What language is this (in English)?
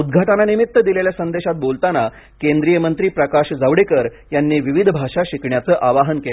Marathi